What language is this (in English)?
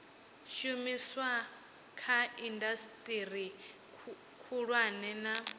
Venda